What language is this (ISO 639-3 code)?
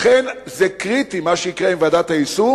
heb